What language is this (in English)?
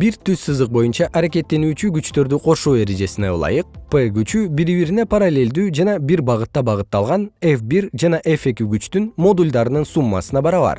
Kyrgyz